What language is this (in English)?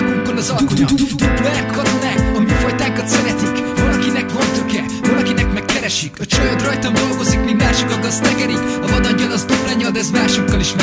Hungarian